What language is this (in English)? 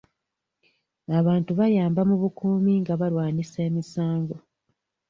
Ganda